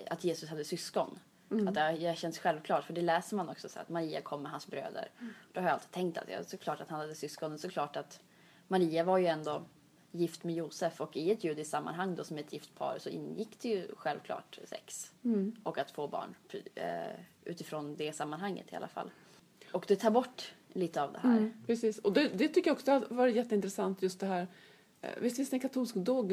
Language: Swedish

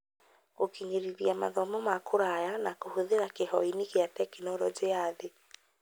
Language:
Kikuyu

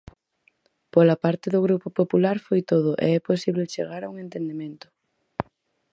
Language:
Galician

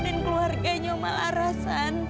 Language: Indonesian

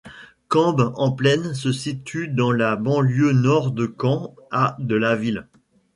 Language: French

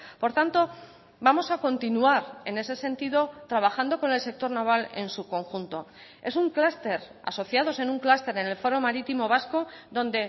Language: Spanish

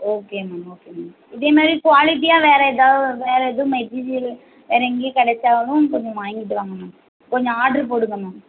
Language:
Tamil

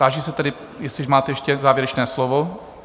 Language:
Czech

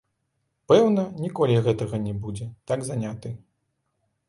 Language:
Belarusian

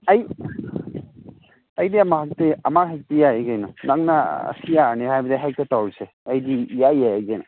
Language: Manipuri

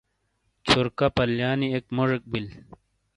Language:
Shina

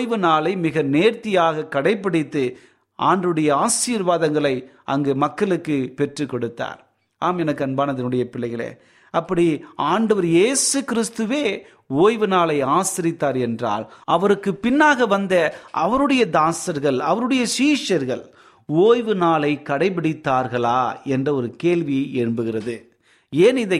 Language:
Tamil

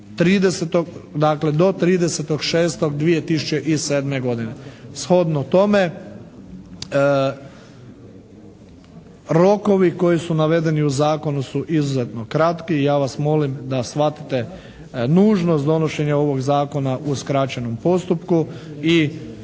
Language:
Croatian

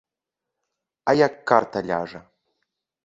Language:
Belarusian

